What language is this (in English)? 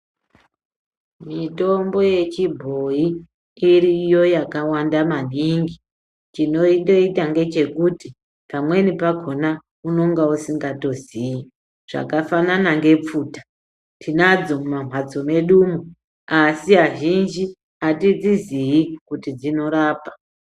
Ndau